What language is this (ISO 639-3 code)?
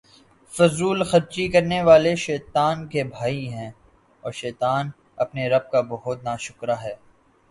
urd